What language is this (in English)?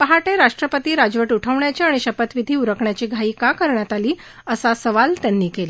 Marathi